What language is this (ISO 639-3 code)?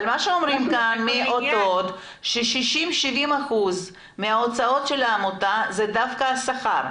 heb